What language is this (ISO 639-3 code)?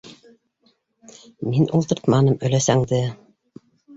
bak